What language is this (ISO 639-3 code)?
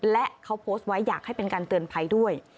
tha